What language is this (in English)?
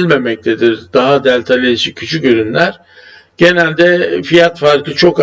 Turkish